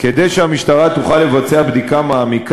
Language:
Hebrew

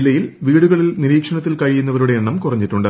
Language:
Malayalam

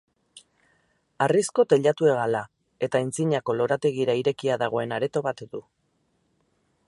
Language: Basque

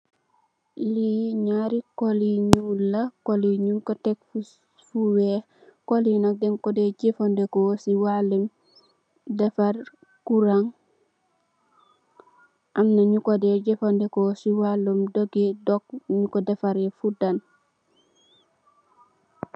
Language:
Wolof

